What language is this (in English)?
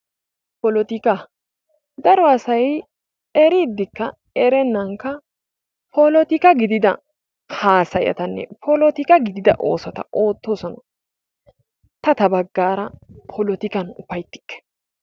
Wolaytta